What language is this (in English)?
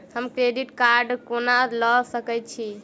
Maithili